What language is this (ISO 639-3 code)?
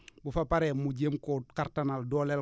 wol